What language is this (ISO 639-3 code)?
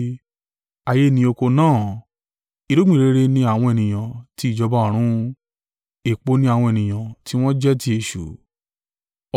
yor